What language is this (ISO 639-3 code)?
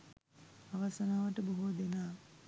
sin